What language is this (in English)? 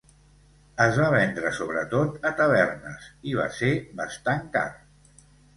Catalan